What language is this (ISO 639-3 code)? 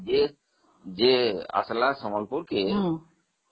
ori